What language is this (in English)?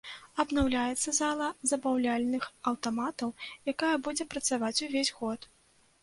Belarusian